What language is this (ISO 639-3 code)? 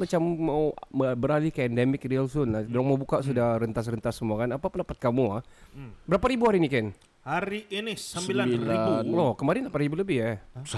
msa